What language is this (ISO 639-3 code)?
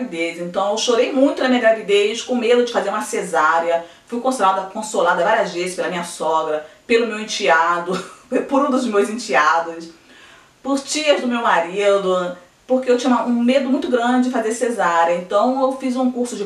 por